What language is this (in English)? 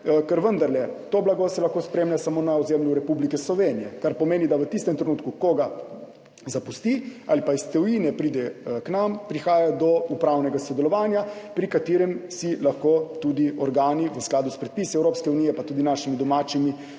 Slovenian